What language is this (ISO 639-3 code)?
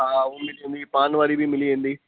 snd